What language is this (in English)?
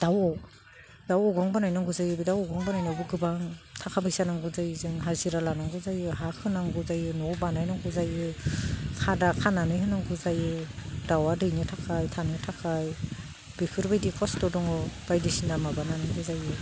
Bodo